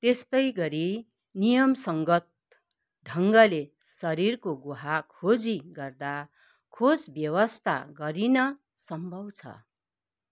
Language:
Nepali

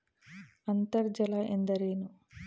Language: Kannada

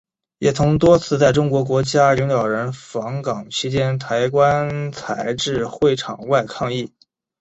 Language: Chinese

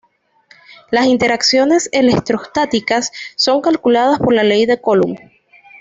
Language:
Spanish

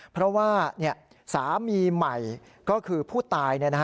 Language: Thai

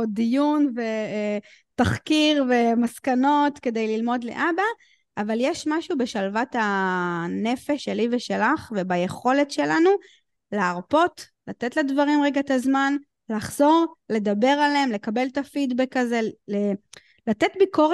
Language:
Hebrew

